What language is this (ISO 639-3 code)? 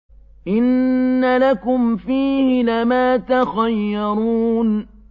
ara